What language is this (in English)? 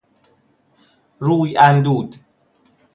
Persian